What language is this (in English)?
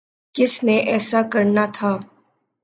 Urdu